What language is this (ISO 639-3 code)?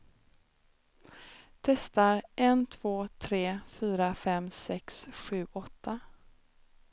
swe